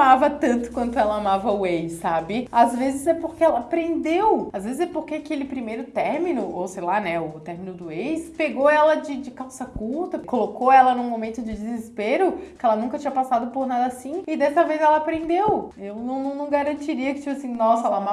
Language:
Portuguese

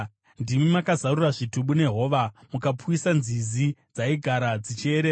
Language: Shona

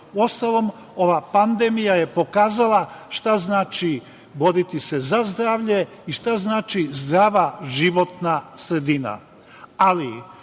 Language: Serbian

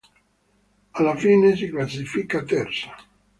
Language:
Italian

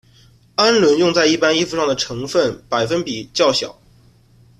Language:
Chinese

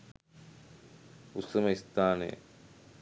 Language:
Sinhala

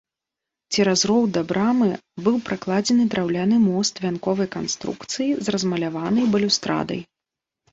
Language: Belarusian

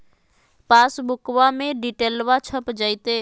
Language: Magahi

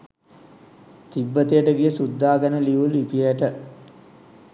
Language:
Sinhala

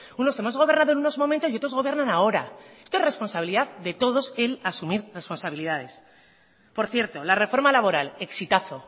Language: Spanish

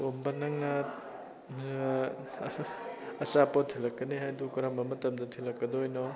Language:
Manipuri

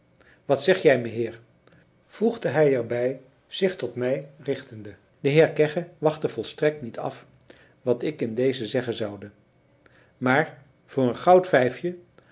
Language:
Dutch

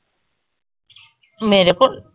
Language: Punjabi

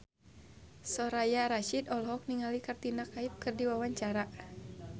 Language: Sundanese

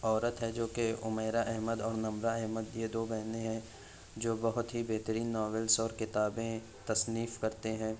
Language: Urdu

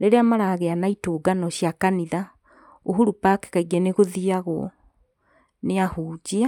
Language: Kikuyu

